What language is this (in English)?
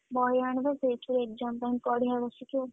Odia